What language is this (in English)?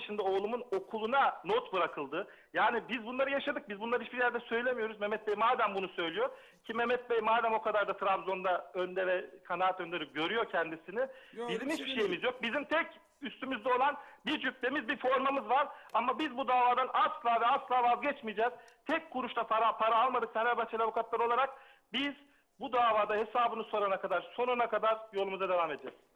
Turkish